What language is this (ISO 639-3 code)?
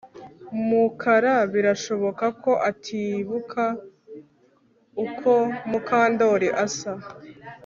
kin